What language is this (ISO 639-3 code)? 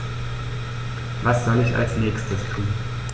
deu